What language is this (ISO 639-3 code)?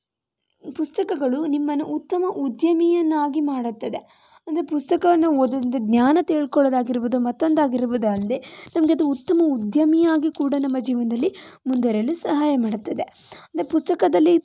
kan